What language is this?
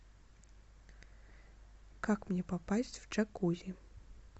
Russian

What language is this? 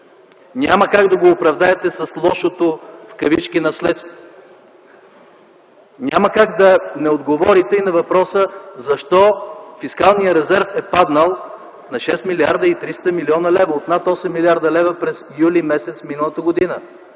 Bulgarian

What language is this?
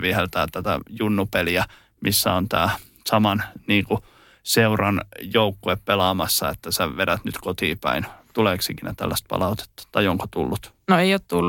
Finnish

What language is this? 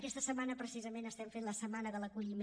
Catalan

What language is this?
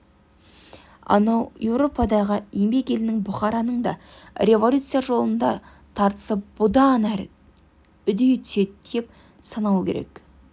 Kazakh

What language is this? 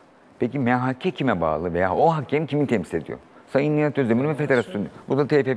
Turkish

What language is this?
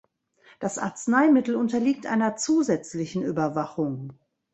German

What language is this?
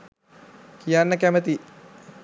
Sinhala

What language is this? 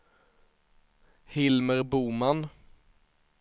Swedish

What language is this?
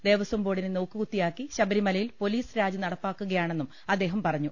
Malayalam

